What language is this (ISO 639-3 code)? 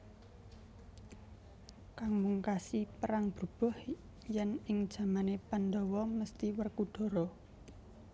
jav